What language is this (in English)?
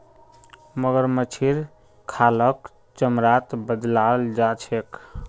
Magahi